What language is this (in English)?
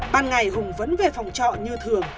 Vietnamese